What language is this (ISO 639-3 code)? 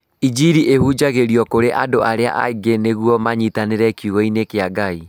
kik